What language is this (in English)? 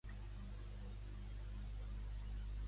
Catalan